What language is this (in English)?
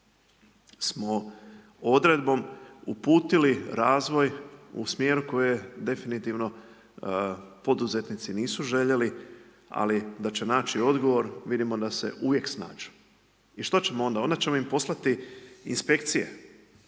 Croatian